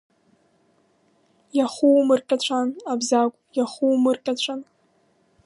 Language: Abkhazian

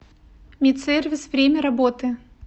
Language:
Russian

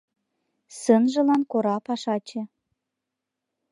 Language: Mari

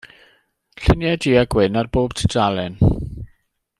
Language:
Welsh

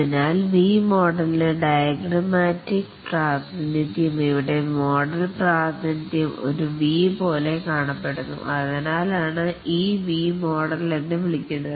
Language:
Malayalam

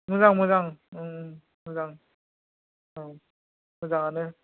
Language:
Bodo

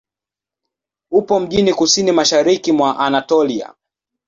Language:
Swahili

